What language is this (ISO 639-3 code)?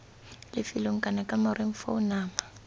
tsn